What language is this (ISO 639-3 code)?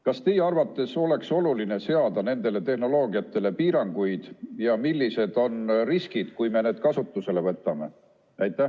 est